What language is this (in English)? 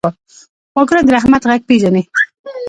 Pashto